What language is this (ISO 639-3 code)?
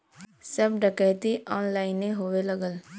bho